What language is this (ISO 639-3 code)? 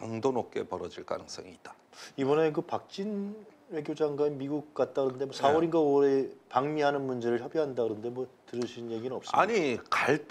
kor